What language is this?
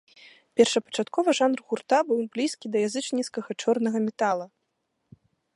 Belarusian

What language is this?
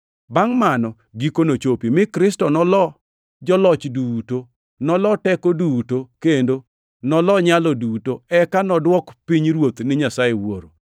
Luo (Kenya and Tanzania)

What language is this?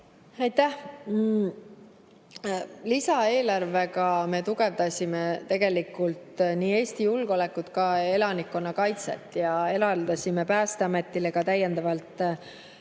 Estonian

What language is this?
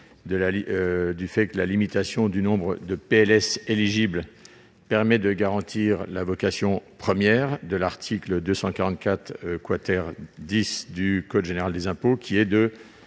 French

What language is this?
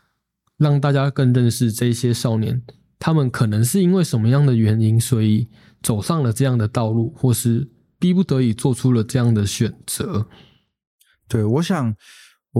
Chinese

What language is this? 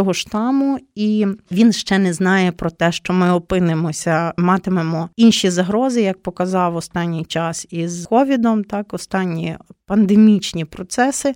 Ukrainian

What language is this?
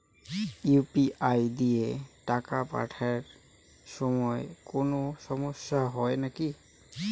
Bangla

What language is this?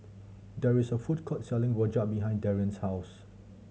English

